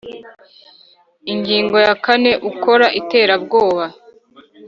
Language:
Kinyarwanda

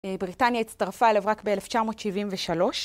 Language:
Hebrew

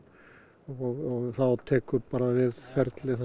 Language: Icelandic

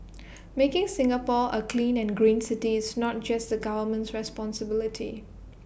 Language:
English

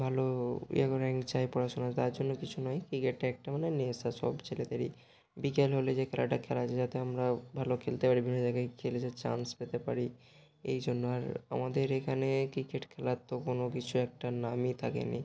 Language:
Bangla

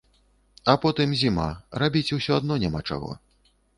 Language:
Belarusian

